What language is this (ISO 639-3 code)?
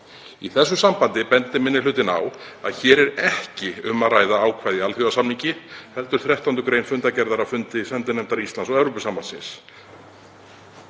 isl